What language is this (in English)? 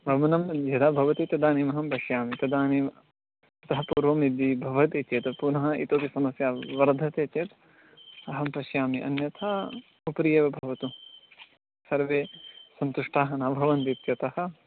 Sanskrit